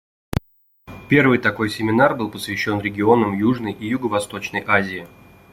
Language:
Russian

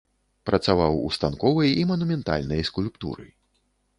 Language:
Belarusian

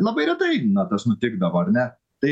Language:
Lithuanian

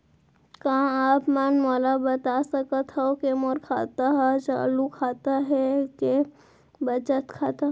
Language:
Chhattisgarhi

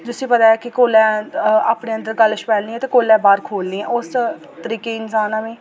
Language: Dogri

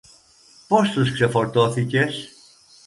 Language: Greek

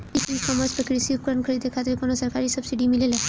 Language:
Bhojpuri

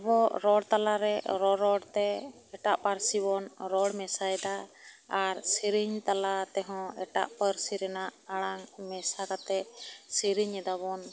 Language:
Santali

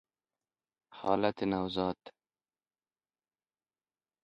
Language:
Persian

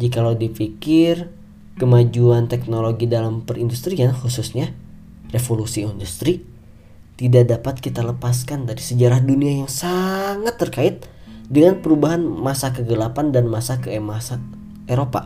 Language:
Indonesian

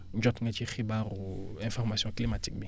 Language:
Wolof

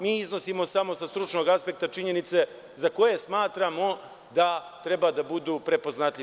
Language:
Serbian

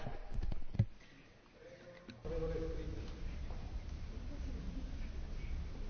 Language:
Slovak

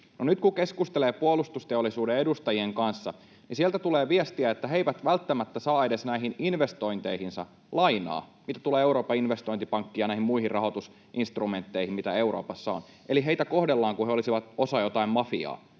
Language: Finnish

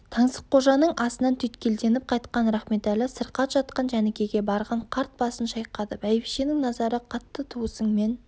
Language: Kazakh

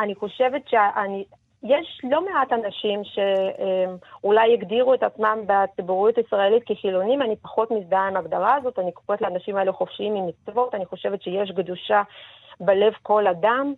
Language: Hebrew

